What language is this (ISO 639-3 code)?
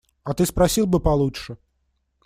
rus